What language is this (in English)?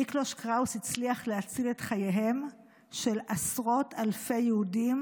Hebrew